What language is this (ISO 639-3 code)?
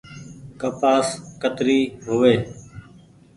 gig